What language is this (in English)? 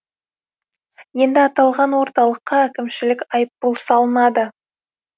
Kazakh